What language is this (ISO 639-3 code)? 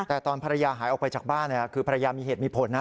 tha